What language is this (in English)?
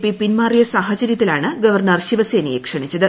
Malayalam